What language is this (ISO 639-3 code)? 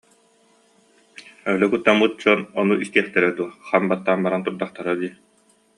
sah